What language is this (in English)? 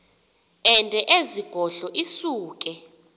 Xhosa